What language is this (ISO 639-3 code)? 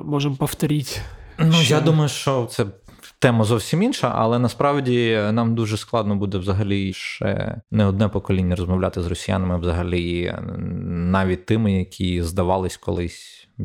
ukr